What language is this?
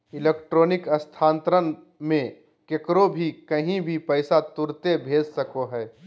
Magahi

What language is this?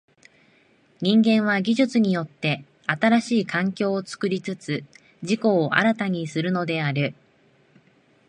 Japanese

